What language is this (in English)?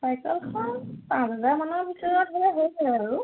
Assamese